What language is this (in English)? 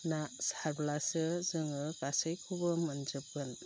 Bodo